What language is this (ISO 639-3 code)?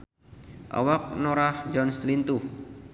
sun